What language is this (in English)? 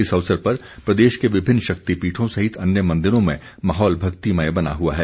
Hindi